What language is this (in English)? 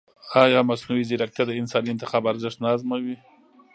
Pashto